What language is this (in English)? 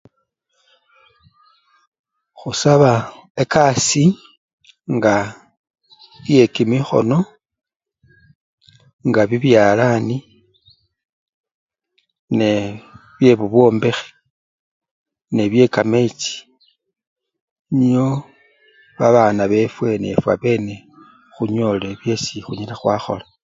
Luyia